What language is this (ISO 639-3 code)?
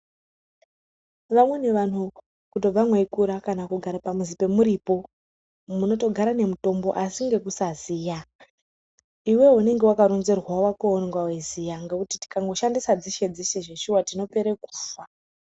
ndc